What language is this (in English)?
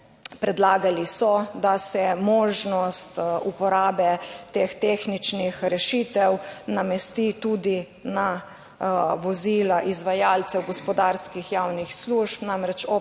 Slovenian